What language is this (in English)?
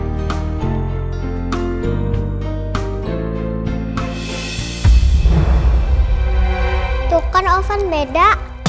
Indonesian